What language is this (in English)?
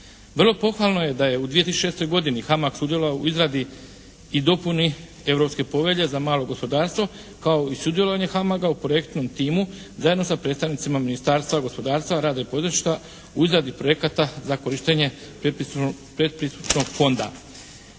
Croatian